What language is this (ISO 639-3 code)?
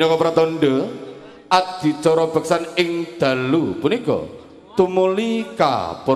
ind